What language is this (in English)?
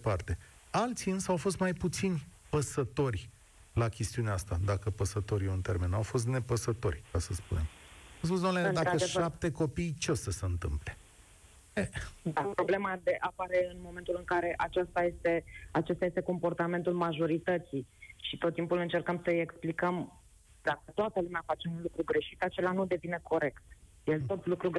Romanian